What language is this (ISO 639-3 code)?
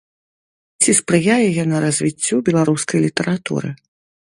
bel